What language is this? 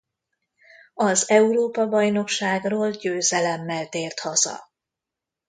Hungarian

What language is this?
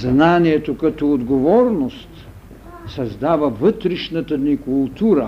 Bulgarian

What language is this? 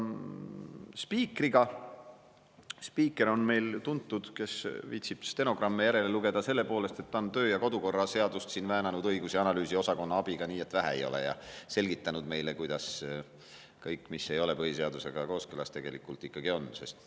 Estonian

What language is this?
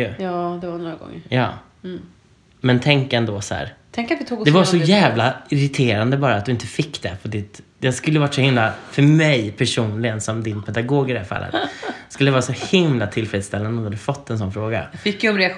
Swedish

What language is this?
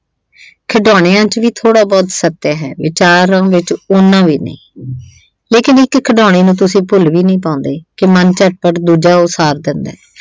Punjabi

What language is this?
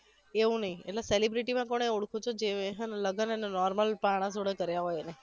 Gujarati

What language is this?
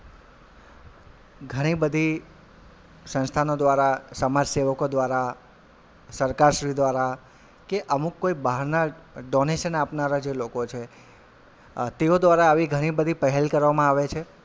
Gujarati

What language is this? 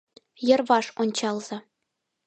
Mari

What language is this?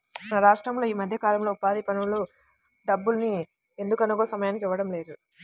Telugu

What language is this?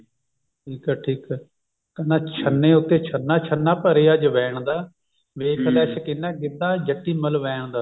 Punjabi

